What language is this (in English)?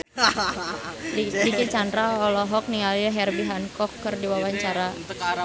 Sundanese